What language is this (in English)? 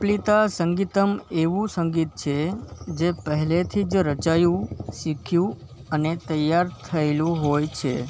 Gujarati